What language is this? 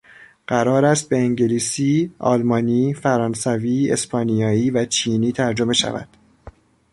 Persian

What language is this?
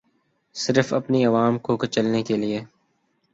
Urdu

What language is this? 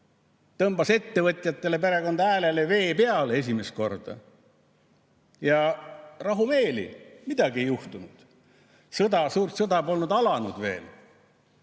Estonian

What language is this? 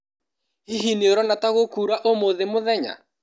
Kikuyu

